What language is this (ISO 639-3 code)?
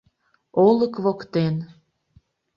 chm